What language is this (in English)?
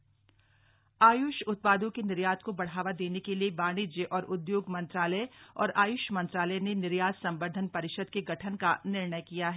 Hindi